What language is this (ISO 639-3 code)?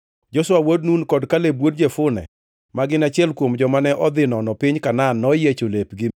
luo